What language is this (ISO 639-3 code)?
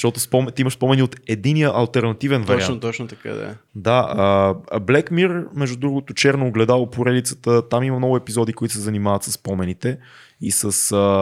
bul